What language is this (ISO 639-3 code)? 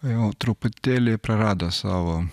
lit